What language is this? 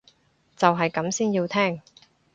Cantonese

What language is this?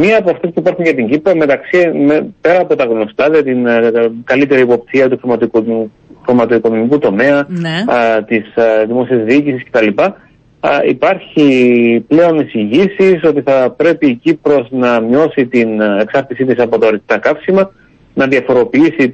Greek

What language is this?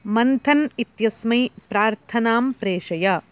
Sanskrit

